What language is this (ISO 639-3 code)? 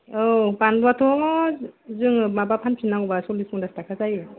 brx